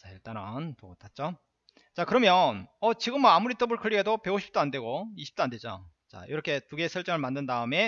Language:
Korean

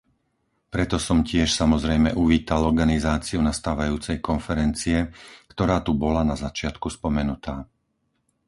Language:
Slovak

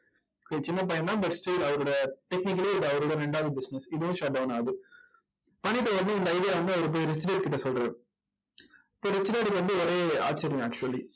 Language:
Tamil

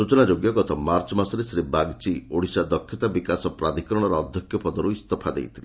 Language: Odia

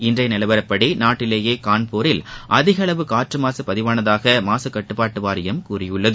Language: Tamil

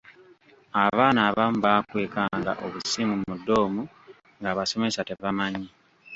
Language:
Ganda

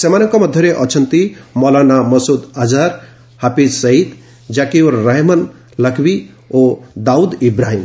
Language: Odia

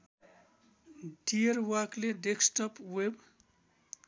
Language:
Nepali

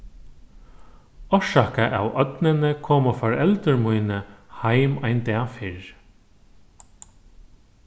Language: Faroese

